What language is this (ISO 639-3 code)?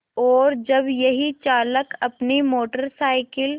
hin